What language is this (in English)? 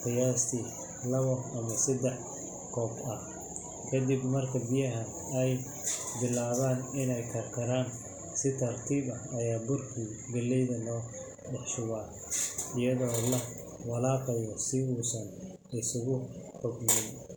Somali